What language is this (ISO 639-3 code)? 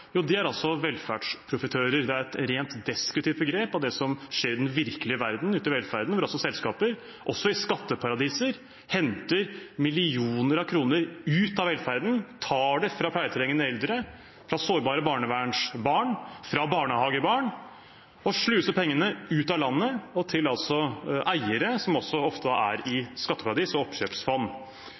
nob